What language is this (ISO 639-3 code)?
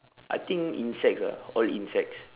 eng